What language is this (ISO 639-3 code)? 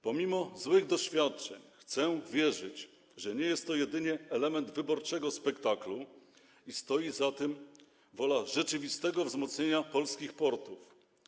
pol